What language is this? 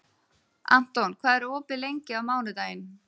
Icelandic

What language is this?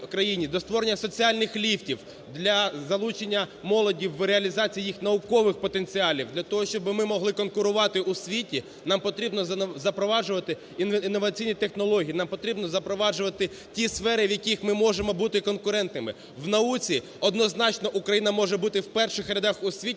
Ukrainian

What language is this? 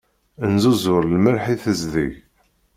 Kabyle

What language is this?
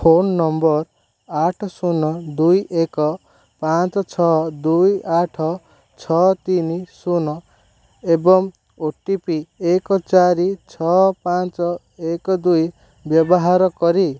Odia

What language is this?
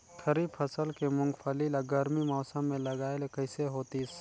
Chhattisgarhi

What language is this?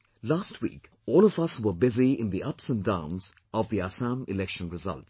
English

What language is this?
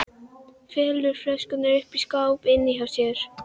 Icelandic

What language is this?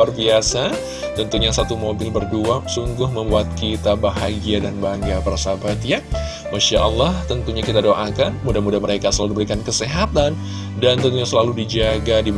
Indonesian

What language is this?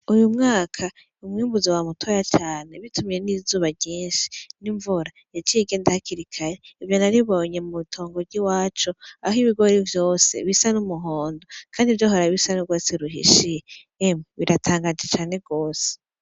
Rundi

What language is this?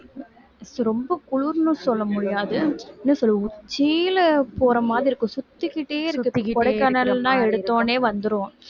Tamil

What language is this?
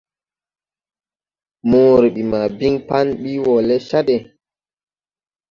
Tupuri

